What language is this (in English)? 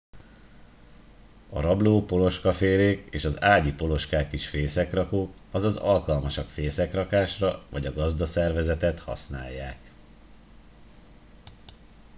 Hungarian